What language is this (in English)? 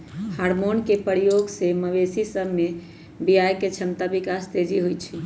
Magahi